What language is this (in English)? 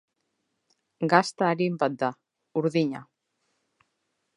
Basque